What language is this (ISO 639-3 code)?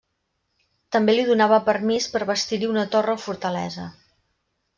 cat